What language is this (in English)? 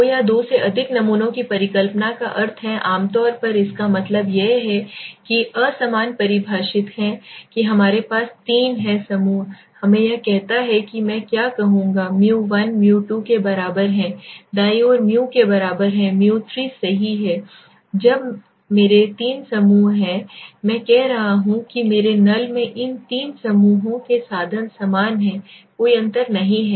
Hindi